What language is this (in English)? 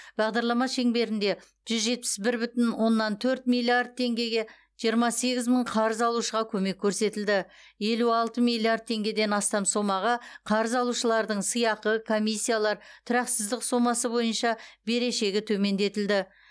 Kazakh